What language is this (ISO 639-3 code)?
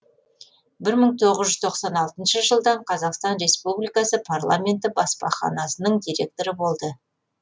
kaz